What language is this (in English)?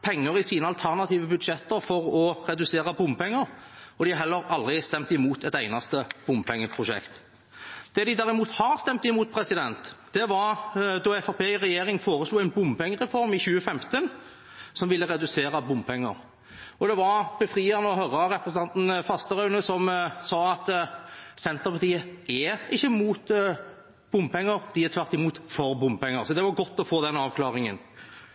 Norwegian Bokmål